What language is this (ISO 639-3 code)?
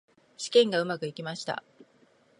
jpn